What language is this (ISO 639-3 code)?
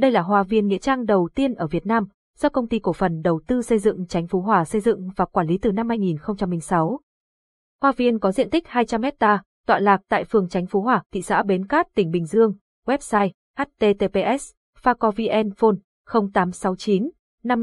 vie